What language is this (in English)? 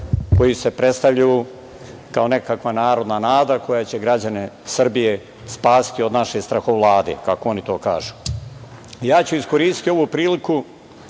Serbian